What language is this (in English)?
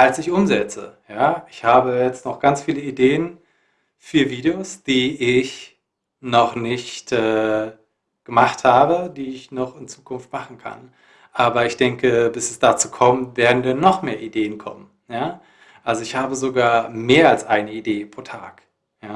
German